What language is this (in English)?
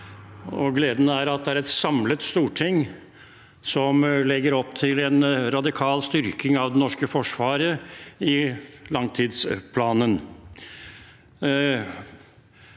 Norwegian